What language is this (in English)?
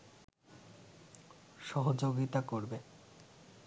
Bangla